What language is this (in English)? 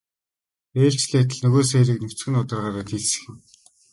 Mongolian